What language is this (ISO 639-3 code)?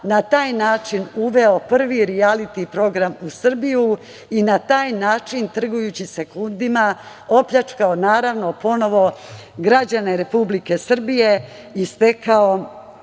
srp